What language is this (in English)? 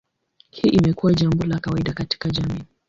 Swahili